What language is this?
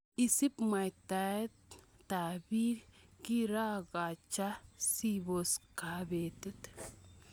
Kalenjin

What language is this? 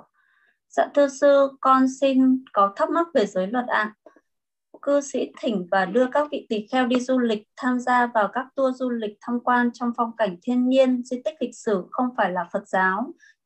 Vietnamese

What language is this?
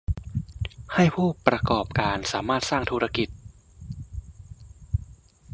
Thai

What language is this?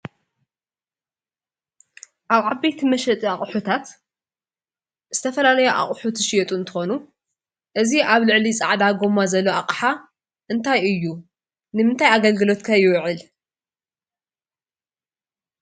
Tigrinya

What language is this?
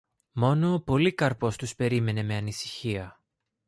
Greek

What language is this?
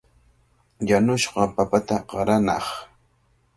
Cajatambo North Lima Quechua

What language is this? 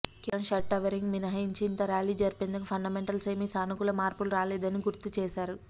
Telugu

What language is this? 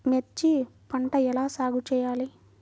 Telugu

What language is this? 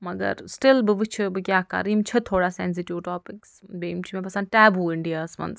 Kashmiri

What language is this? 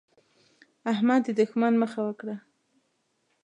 Pashto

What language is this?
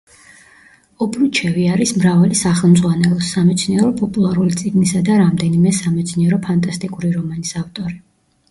Georgian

